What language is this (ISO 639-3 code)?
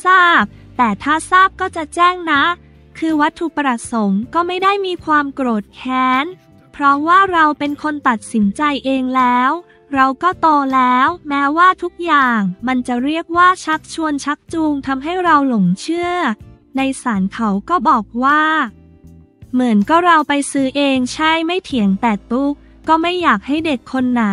tha